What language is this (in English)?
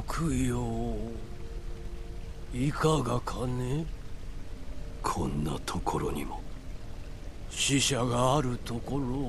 Japanese